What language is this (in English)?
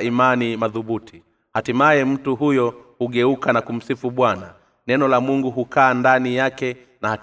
Swahili